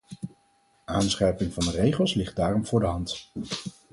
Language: Dutch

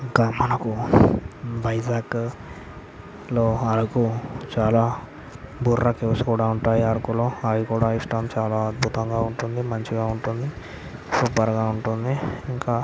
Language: Telugu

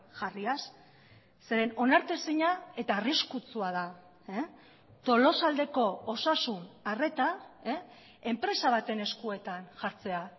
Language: Basque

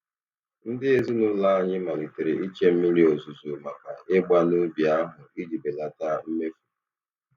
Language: Igbo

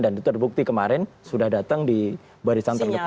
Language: Indonesian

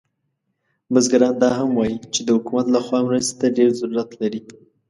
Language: Pashto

